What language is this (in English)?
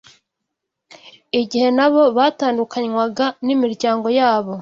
Kinyarwanda